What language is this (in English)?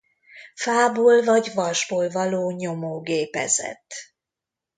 Hungarian